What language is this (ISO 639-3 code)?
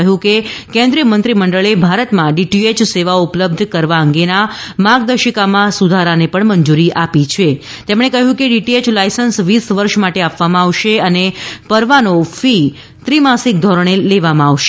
guj